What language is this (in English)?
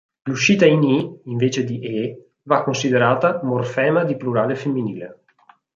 Italian